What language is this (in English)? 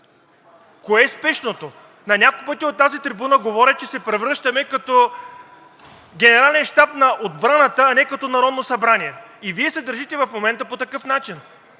Bulgarian